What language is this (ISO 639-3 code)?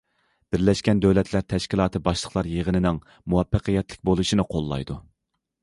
uig